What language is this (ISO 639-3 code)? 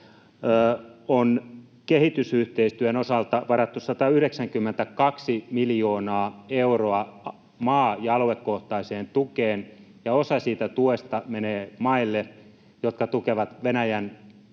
fin